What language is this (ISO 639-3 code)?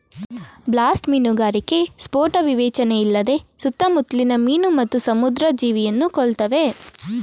kan